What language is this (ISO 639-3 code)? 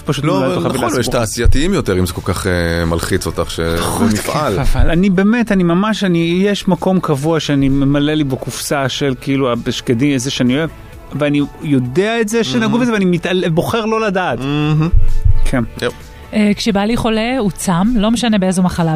heb